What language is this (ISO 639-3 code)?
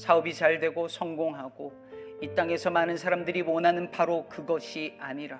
kor